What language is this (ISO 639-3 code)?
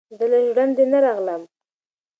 pus